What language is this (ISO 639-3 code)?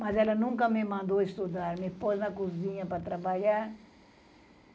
por